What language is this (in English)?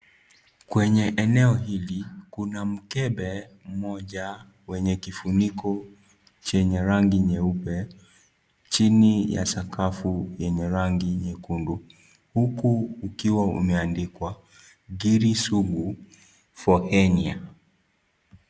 Swahili